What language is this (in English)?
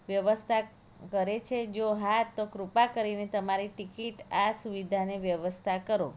Gujarati